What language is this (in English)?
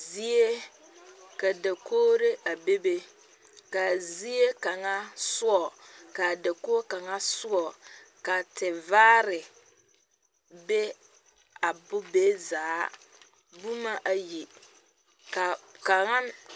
Southern Dagaare